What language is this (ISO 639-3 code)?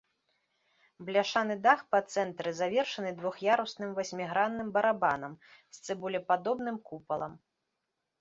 bel